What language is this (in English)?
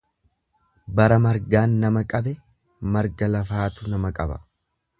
Oromo